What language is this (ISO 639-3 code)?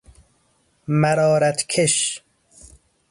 fas